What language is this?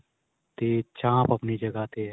Punjabi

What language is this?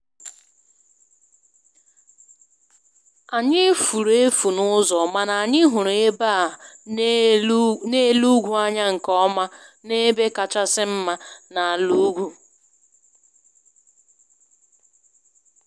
Igbo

